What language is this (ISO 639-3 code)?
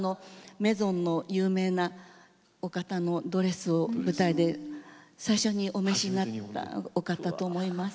jpn